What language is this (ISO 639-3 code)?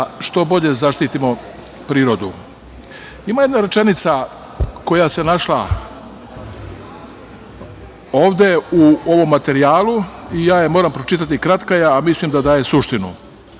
srp